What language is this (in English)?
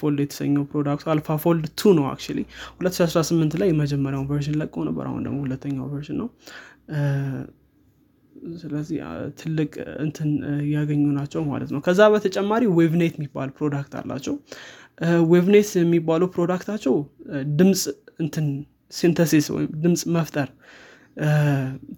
Amharic